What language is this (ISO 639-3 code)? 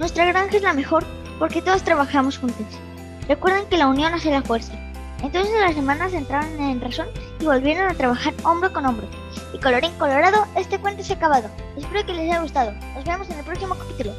spa